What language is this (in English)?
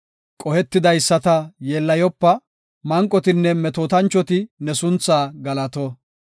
Gofa